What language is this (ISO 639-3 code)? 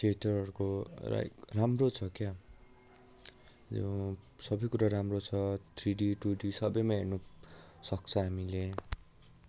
nep